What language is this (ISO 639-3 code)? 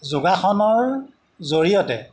asm